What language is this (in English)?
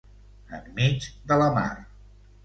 Catalan